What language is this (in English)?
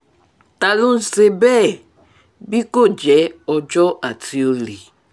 Yoruba